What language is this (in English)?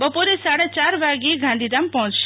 Gujarati